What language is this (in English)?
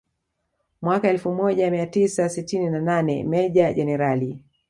Swahili